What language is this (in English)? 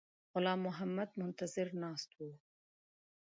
Pashto